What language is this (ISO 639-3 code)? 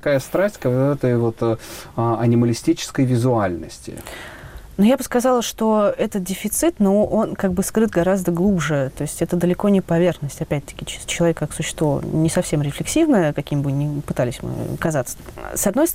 rus